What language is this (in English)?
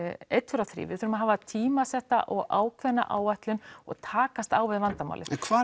Icelandic